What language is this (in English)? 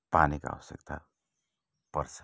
Nepali